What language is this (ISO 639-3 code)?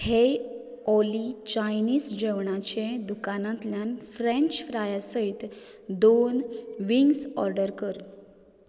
kok